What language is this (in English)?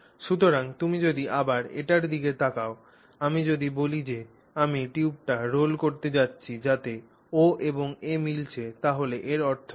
Bangla